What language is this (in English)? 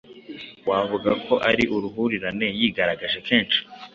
Kinyarwanda